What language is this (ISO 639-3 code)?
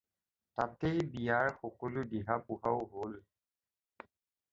asm